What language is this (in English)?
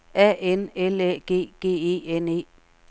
Danish